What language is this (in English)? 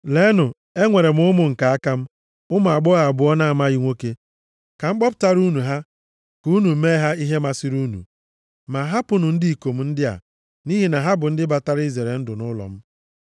Igbo